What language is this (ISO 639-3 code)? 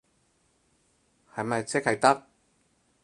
yue